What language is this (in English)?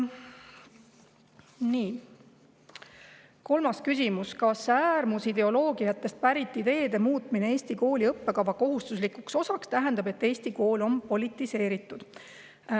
Estonian